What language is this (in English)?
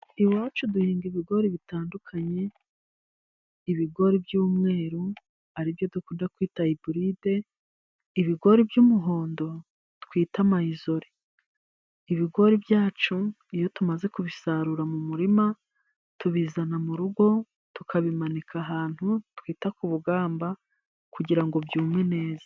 Kinyarwanda